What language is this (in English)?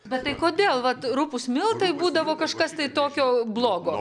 Lithuanian